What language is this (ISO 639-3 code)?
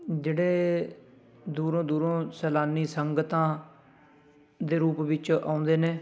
pan